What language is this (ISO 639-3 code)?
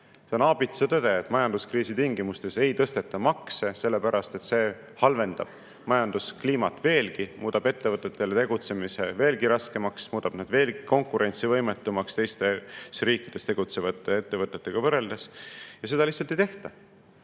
est